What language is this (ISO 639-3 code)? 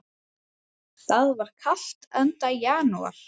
isl